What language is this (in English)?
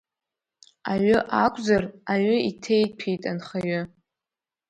Abkhazian